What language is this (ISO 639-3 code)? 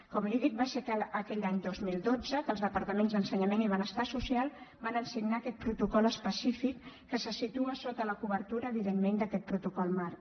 cat